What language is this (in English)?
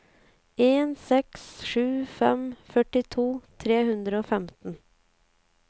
Norwegian